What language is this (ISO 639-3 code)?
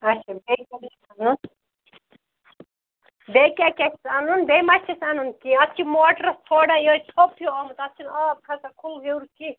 kas